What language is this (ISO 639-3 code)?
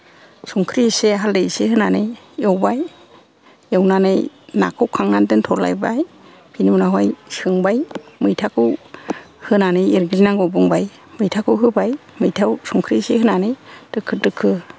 brx